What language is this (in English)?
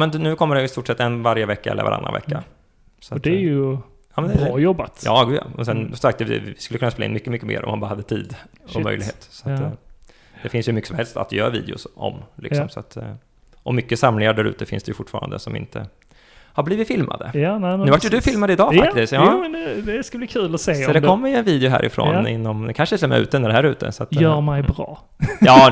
Swedish